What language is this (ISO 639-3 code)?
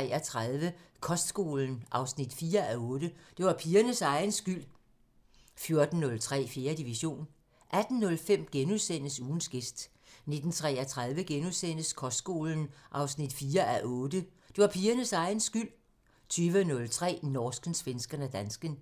dan